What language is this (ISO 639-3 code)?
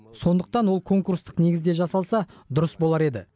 kaz